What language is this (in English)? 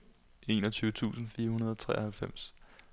Danish